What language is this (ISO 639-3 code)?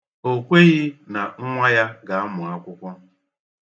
ibo